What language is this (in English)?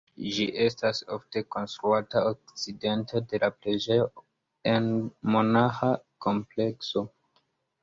Esperanto